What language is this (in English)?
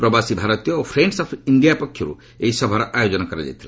Odia